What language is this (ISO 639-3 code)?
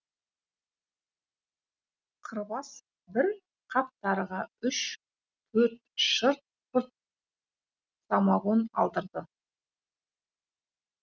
kaz